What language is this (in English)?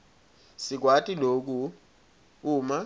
Swati